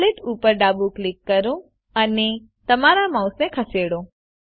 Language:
Gujarati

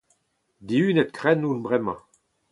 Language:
Breton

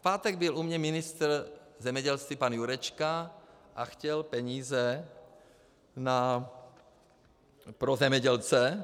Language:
Czech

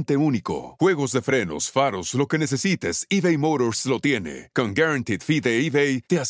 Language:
Spanish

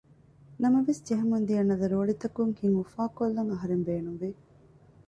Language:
Divehi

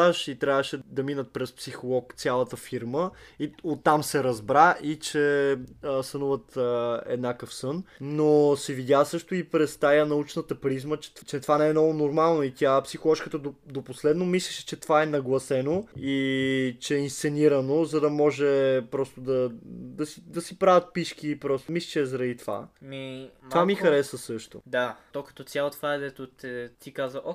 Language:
Bulgarian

